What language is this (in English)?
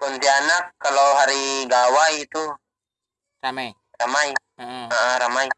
Indonesian